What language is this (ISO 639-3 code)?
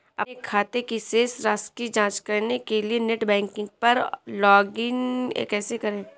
hin